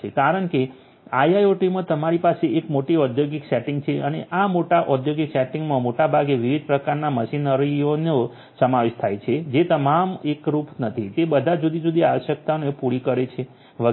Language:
Gujarati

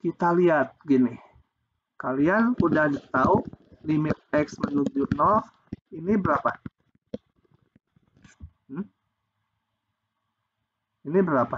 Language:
Indonesian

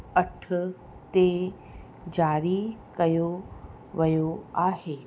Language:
Sindhi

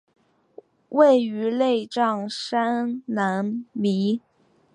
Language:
Chinese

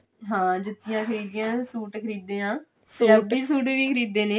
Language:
Punjabi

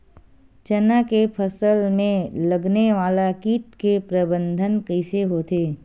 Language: Chhattisgarhi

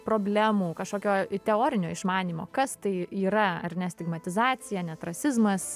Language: Lithuanian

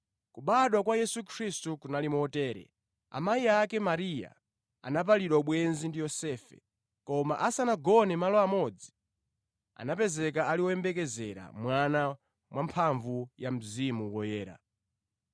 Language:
Nyanja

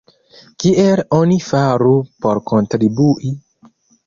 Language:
Esperanto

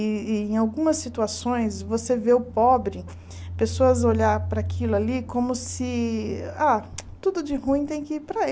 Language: Portuguese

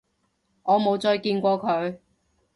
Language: Cantonese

